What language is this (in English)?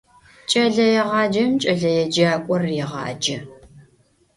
Adyghe